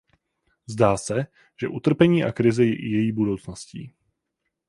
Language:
Czech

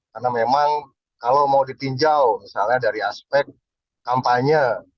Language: Indonesian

